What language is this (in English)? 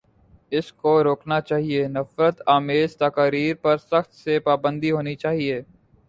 Urdu